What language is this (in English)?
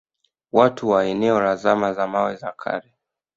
Swahili